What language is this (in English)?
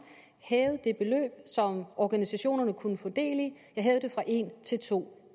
Danish